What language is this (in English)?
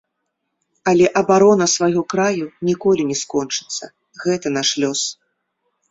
Belarusian